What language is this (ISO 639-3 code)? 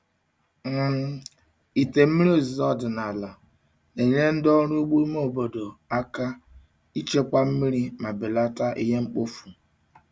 ibo